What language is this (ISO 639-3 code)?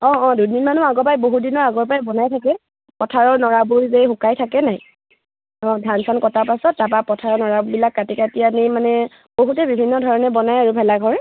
asm